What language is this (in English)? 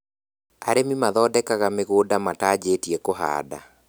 Kikuyu